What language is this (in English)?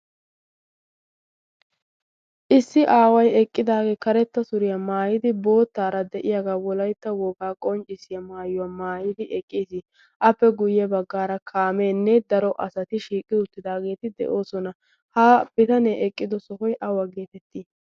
Wolaytta